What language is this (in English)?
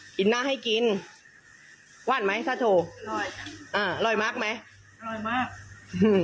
Thai